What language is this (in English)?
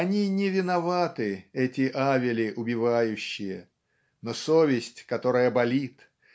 Russian